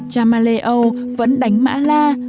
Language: Vietnamese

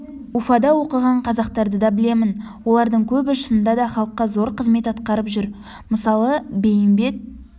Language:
Kazakh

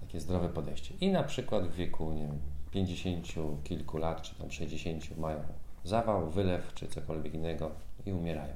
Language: Polish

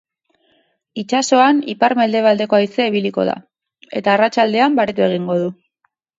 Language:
Basque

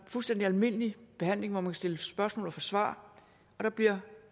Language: Danish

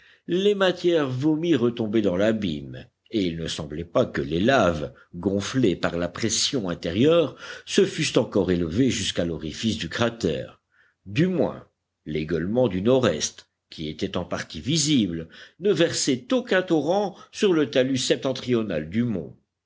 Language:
French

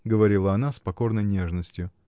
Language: Russian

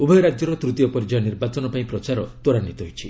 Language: Odia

